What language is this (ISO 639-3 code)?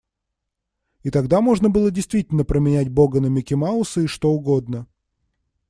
rus